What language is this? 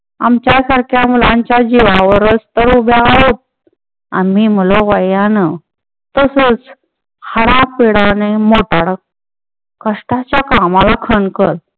Marathi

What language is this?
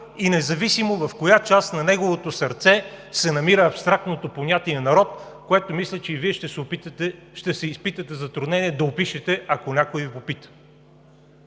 Bulgarian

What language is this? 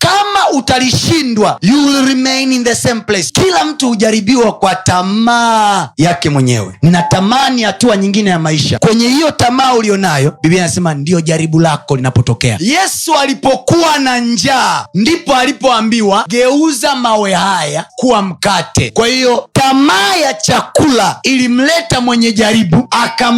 Swahili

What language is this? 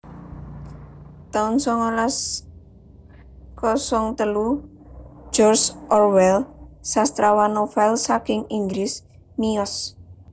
Javanese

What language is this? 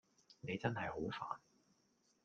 Cantonese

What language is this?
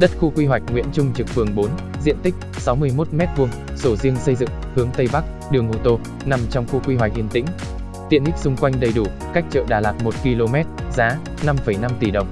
Vietnamese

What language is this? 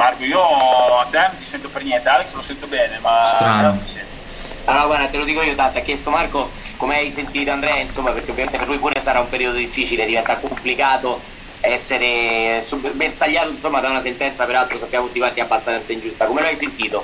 Italian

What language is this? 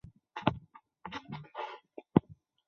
Chinese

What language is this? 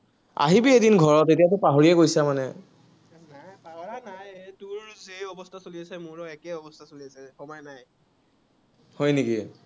Assamese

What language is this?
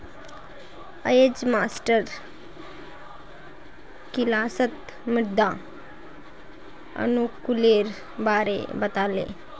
Magahi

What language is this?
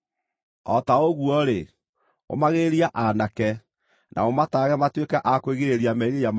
Kikuyu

